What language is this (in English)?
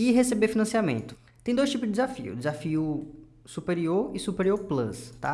Portuguese